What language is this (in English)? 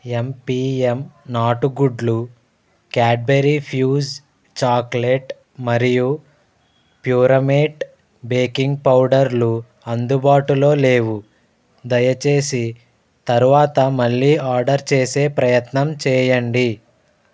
Telugu